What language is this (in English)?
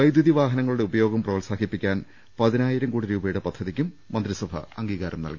Malayalam